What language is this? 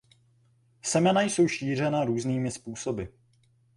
Czech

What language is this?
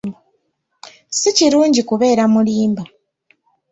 Ganda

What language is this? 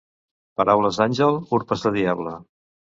Catalan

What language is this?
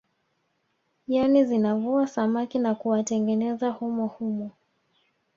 Swahili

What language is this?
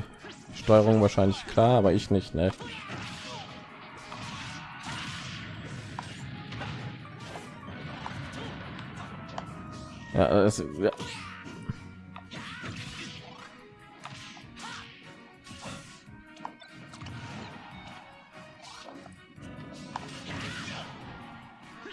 German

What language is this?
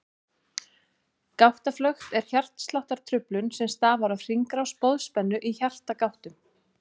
Icelandic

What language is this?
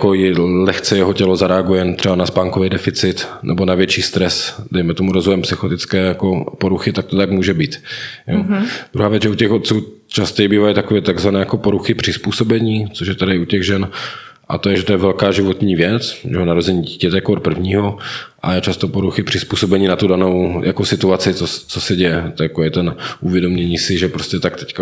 Czech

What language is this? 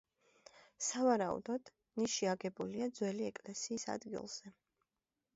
Georgian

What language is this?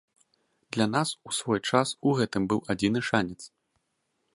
Belarusian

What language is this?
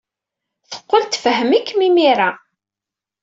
Kabyle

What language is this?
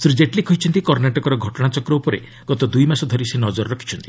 Odia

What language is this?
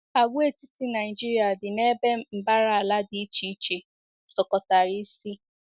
Igbo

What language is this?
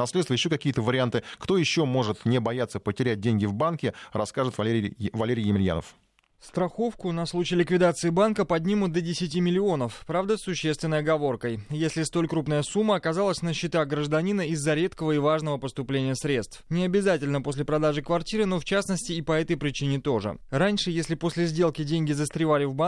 Russian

